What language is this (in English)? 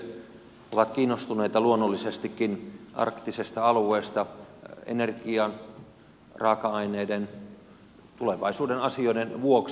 Finnish